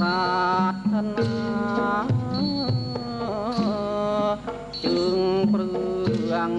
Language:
Thai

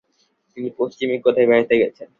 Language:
Bangla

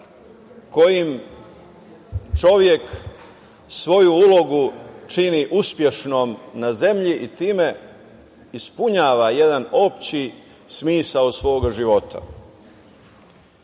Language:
Serbian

